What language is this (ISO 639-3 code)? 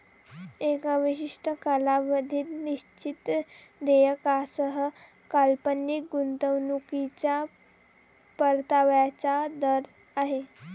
mar